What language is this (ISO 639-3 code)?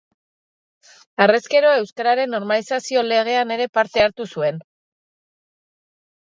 eus